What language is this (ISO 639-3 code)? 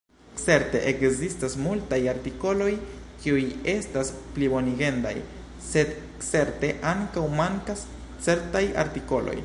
epo